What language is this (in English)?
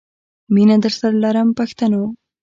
Pashto